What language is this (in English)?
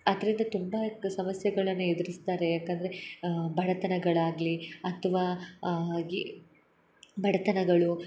Kannada